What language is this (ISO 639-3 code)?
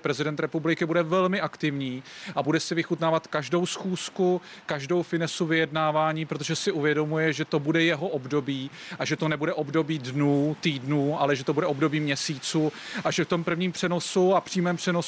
ces